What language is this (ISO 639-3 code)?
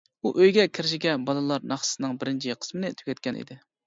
uig